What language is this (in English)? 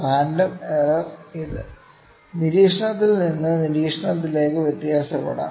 Malayalam